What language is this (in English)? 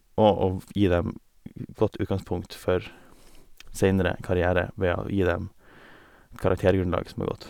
Norwegian